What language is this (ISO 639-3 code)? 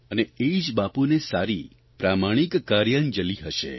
guj